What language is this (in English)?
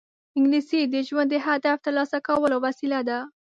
Pashto